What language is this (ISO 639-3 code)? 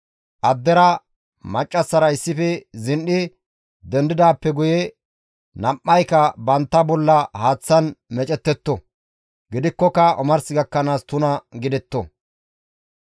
gmv